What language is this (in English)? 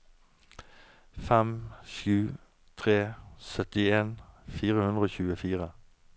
Norwegian